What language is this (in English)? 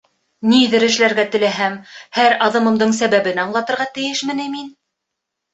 Bashkir